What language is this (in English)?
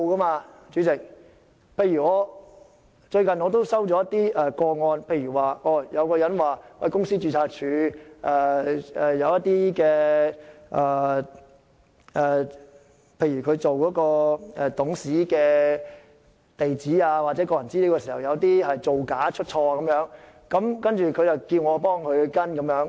Cantonese